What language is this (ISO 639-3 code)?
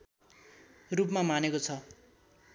nep